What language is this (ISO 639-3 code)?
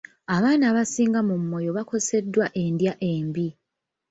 lug